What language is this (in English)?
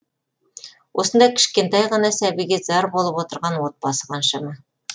Kazakh